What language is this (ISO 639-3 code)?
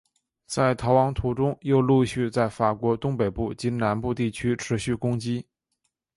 zho